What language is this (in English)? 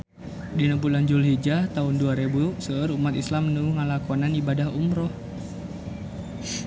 Sundanese